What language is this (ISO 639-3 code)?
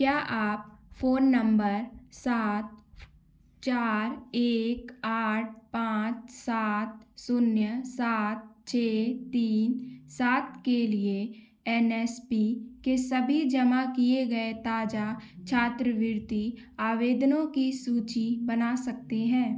hin